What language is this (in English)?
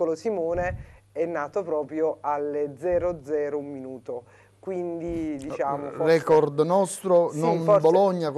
Italian